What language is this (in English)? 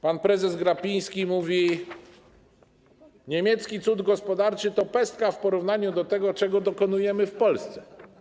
Polish